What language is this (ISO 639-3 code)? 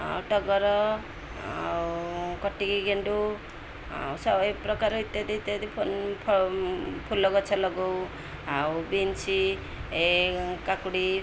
ori